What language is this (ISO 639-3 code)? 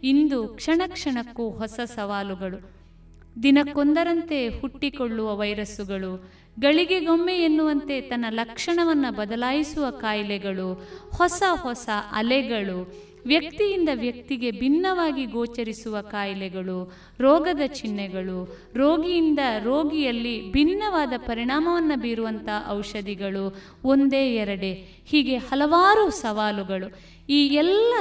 kan